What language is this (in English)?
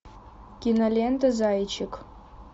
Russian